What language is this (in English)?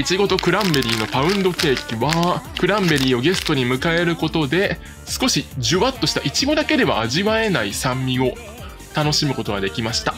Japanese